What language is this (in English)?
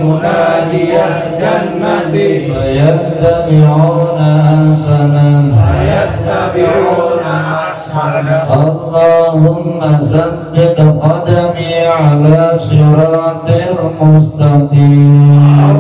Indonesian